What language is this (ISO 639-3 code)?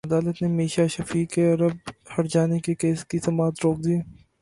urd